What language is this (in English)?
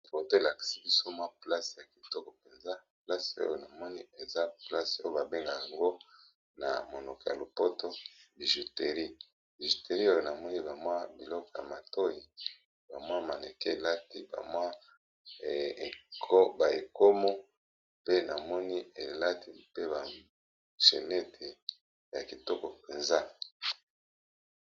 Lingala